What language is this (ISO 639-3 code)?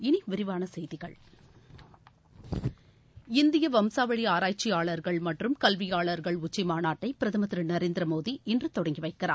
tam